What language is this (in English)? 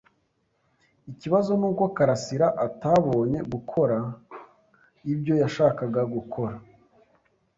Kinyarwanda